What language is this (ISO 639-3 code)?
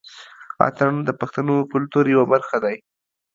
pus